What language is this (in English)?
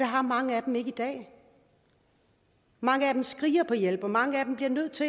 Danish